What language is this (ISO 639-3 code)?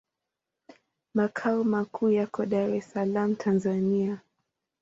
swa